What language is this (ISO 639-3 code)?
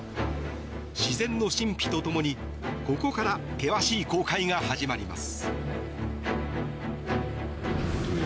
jpn